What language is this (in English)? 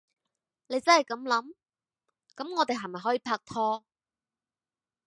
Cantonese